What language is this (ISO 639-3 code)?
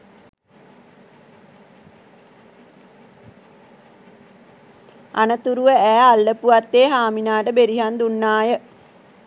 sin